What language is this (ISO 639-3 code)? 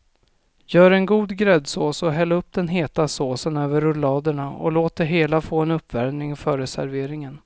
swe